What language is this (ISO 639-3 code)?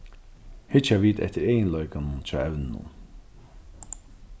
fao